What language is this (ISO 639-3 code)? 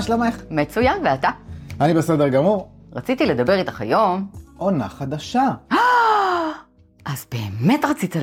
heb